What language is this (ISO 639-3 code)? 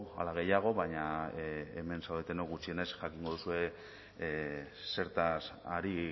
eus